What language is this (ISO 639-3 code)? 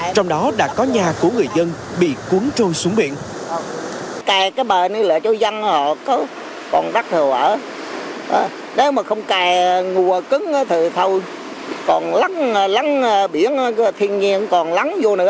vie